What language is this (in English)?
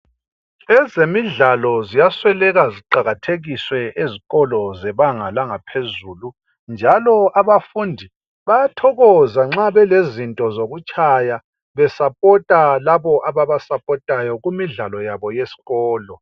North Ndebele